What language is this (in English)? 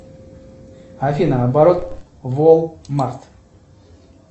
Russian